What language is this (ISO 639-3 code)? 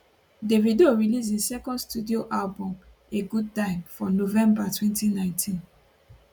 pcm